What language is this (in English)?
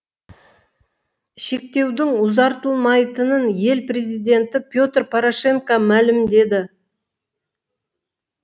Kazakh